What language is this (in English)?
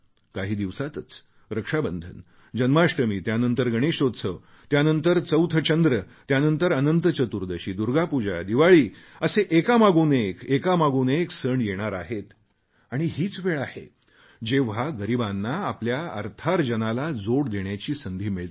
Marathi